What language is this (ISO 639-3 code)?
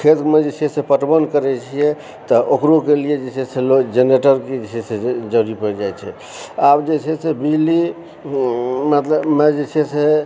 mai